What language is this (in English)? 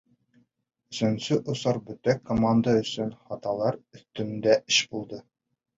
Bashkir